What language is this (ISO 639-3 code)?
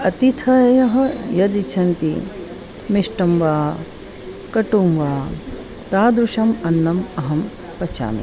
san